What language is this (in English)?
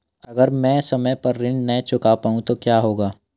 Hindi